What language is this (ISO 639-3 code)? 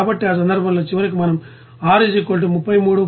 tel